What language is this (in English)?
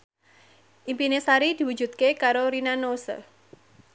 Javanese